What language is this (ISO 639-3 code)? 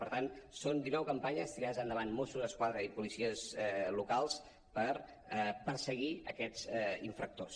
cat